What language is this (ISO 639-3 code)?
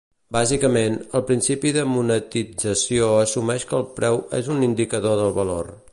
cat